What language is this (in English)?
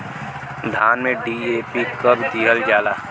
Bhojpuri